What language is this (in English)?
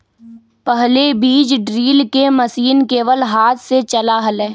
Magahi